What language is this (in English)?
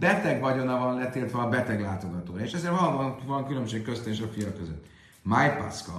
Hungarian